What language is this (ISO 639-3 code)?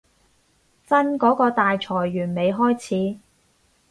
yue